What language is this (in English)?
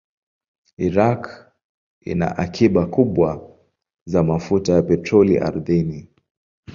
Swahili